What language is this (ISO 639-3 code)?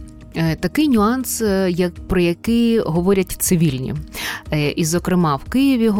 ukr